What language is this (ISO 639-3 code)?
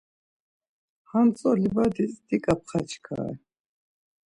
lzz